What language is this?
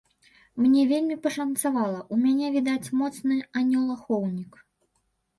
Belarusian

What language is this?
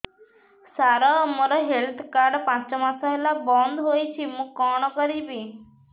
Odia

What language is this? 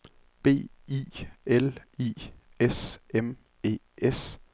Danish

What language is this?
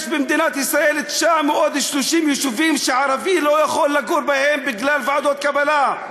Hebrew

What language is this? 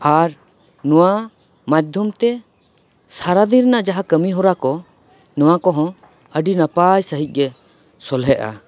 Santali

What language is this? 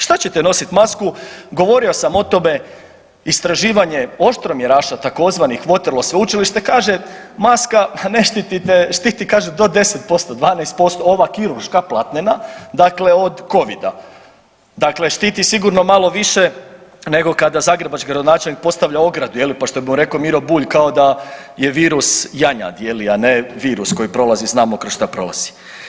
Croatian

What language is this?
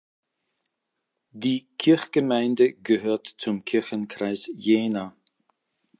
German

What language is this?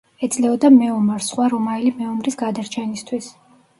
Georgian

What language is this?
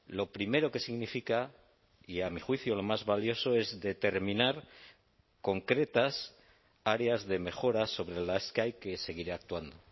Spanish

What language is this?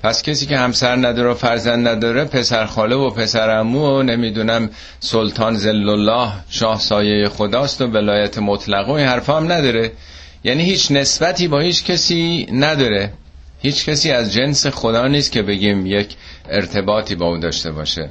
Persian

